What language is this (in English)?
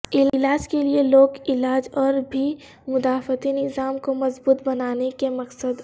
Urdu